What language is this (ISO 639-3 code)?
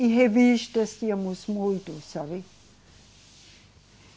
por